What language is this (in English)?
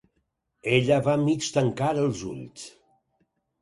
Catalan